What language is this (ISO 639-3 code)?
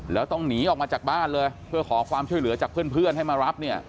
tha